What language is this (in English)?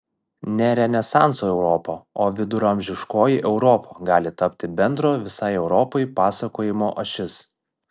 Lithuanian